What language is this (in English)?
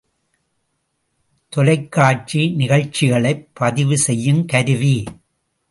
Tamil